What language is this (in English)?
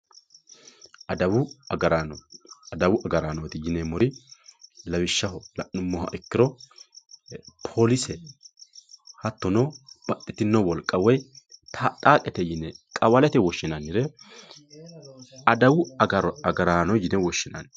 Sidamo